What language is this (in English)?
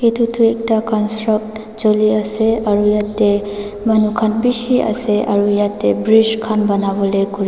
Naga Pidgin